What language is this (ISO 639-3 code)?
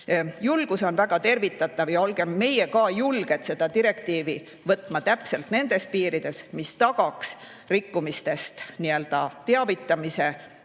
est